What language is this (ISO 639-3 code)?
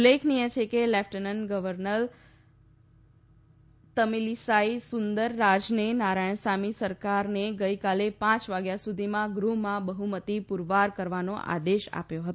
guj